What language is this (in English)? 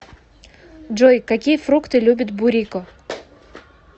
Russian